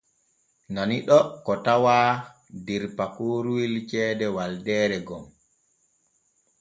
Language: Borgu Fulfulde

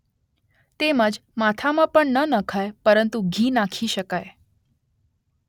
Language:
Gujarati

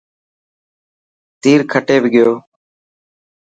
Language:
Dhatki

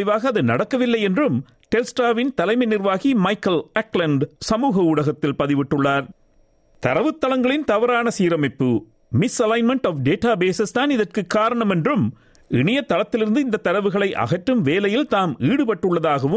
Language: Tamil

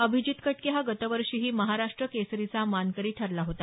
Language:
Marathi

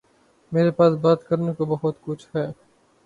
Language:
Urdu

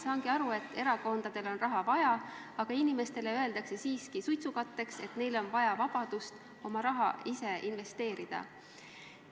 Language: Estonian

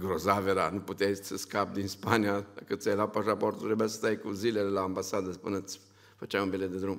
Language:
Romanian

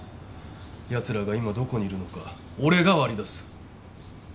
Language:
Japanese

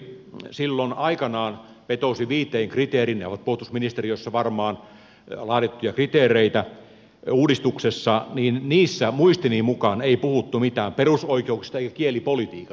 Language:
Finnish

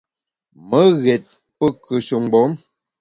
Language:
Bamun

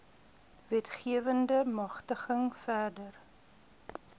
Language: Afrikaans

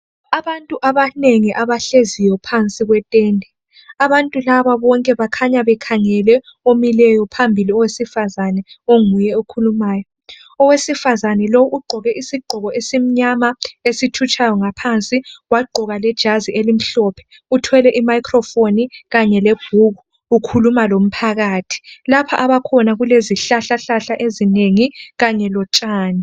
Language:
North Ndebele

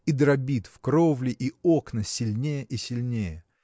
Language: Russian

